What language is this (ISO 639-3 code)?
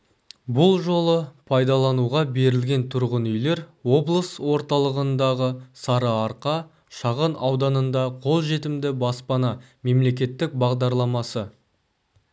kaz